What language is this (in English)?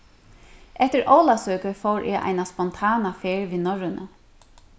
Faroese